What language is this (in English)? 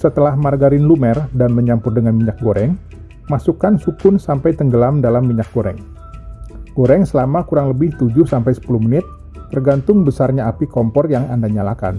Indonesian